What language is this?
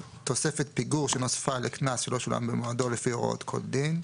Hebrew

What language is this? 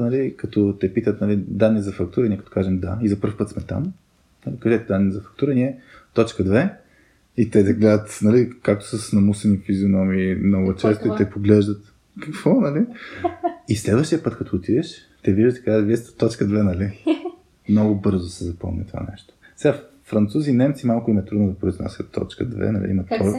Bulgarian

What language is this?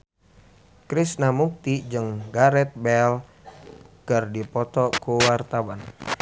Sundanese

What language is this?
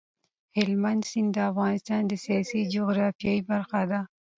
Pashto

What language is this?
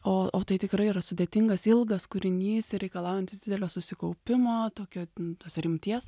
Lithuanian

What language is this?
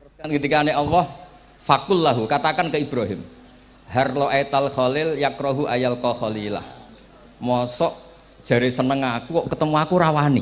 Indonesian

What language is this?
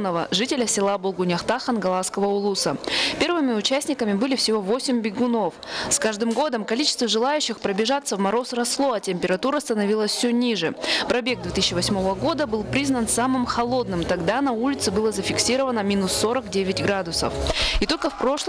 Russian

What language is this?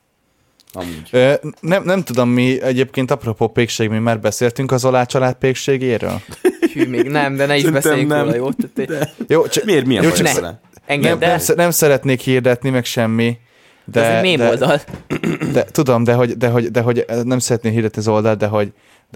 Hungarian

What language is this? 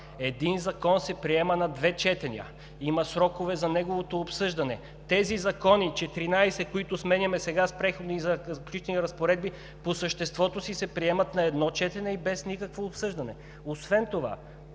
Bulgarian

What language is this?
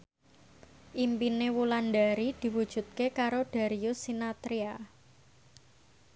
Javanese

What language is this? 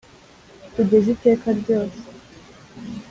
Kinyarwanda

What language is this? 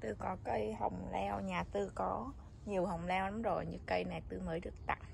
Vietnamese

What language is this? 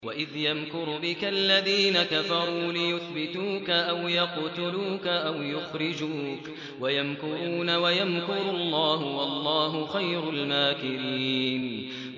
Arabic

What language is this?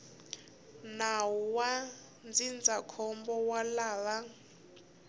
Tsonga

